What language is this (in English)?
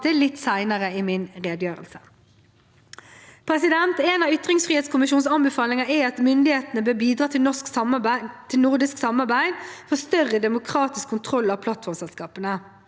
Norwegian